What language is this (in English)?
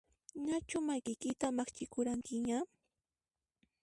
Puno Quechua